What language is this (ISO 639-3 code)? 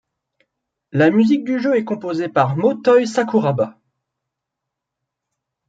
fra